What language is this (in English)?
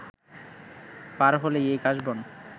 Bangla